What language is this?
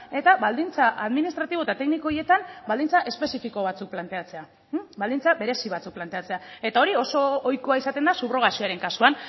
Basque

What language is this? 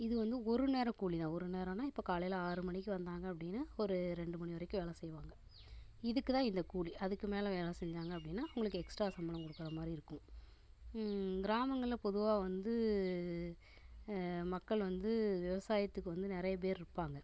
Tamil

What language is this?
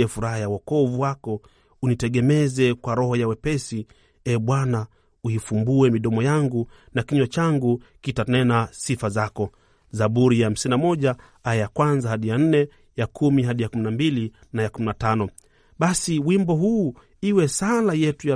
Swahili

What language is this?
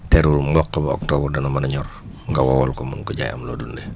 Wolof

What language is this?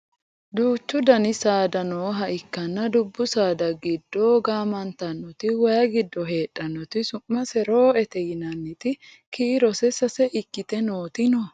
Sidamo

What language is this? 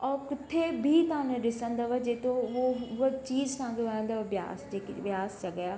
Sindhi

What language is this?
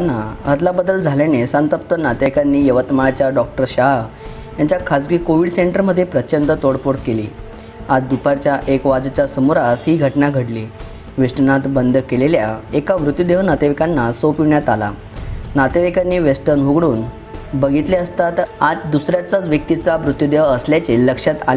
Hindi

